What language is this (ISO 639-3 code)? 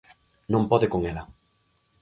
glg